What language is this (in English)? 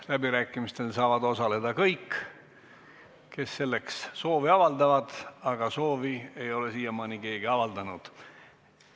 Estonian